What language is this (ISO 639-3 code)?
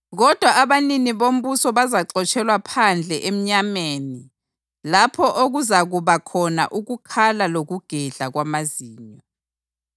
nde